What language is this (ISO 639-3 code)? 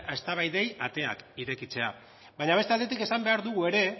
eus